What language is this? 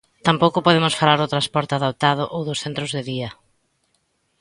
Galician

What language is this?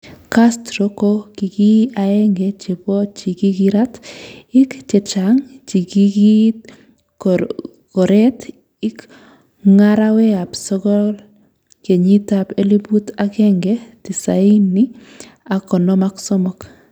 Kalenjin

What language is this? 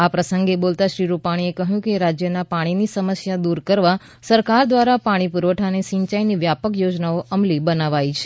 Gujarati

